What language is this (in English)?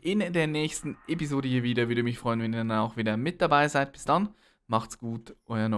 German